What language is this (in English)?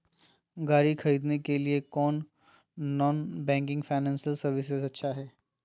Magahi